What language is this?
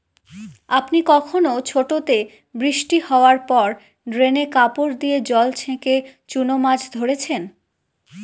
Bangla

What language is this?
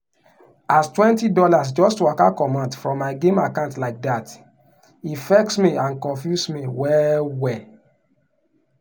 Nigerian Pidgin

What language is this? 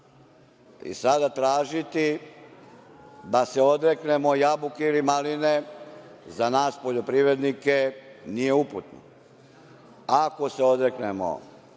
Serbian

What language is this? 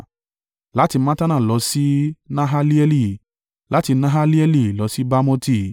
Yoruba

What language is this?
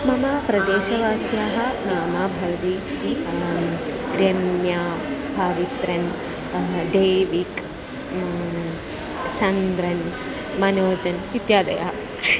Sanskrit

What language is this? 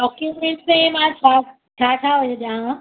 Sindhi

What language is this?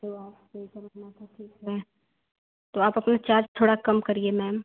Hindi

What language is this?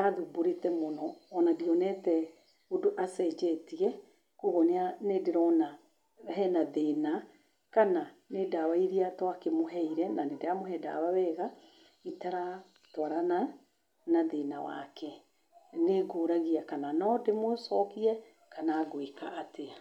Kikuyu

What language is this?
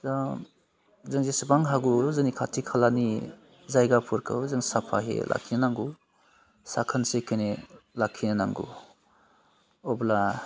Bodo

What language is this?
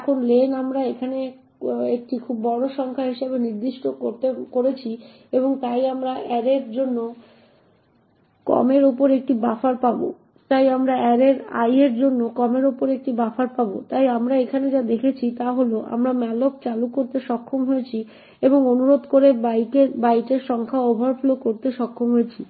Bangla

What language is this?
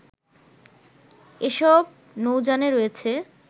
Bangla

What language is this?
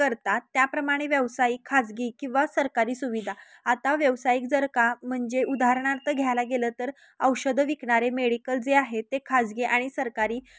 Marathi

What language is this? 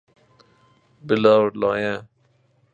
Persian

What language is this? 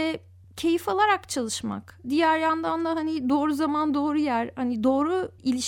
Turkish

